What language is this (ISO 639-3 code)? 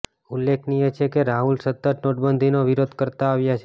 guj